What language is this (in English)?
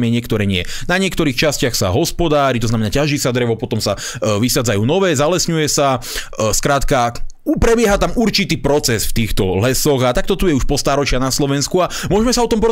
Slovak